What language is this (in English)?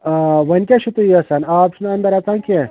Kashmiri